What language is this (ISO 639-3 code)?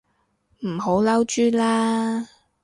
yue